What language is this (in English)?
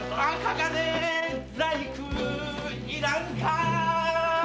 Japanese